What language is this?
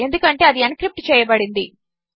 Telugu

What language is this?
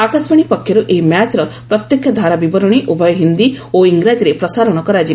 Odia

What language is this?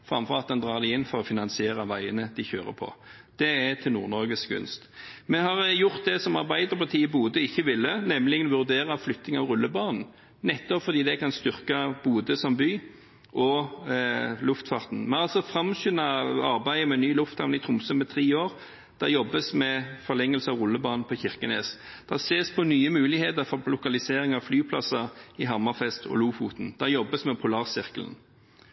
Norwegian Bokmål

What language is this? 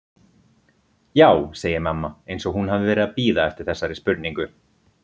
Icelandic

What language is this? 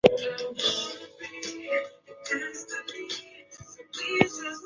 Chinese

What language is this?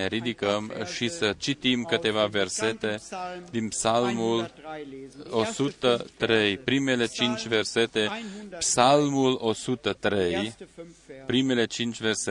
Romanian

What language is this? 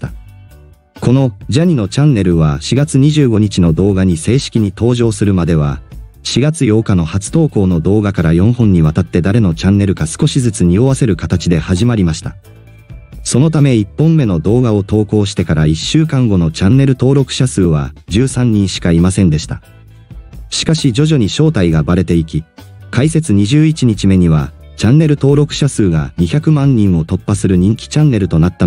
Japanese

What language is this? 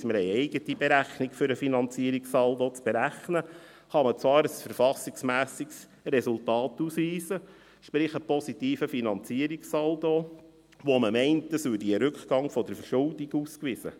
Swiss German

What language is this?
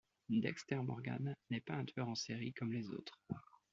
French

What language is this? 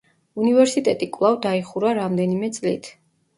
Georgian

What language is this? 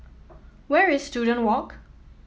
English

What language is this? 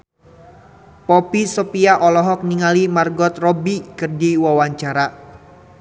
Sundanese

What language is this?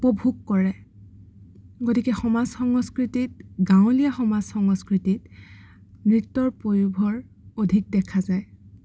Assamese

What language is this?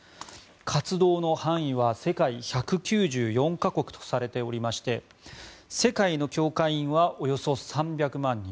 Japanese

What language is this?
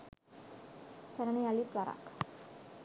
Sinhala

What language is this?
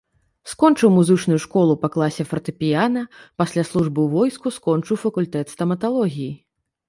Belarusian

